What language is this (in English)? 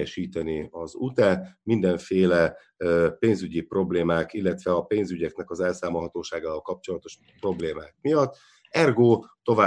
Hungarian